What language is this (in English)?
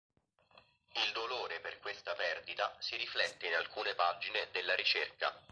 Italian